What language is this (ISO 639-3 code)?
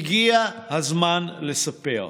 heb